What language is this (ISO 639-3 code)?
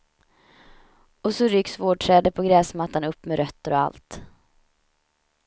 swe